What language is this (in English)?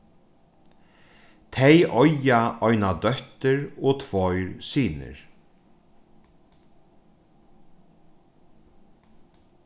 Faroese